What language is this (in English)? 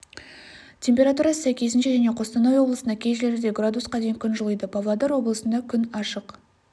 Kazakh